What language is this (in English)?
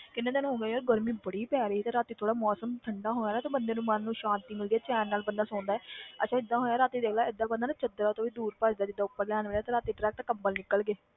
Punjabi